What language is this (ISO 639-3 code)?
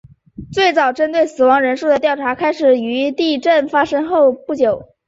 zho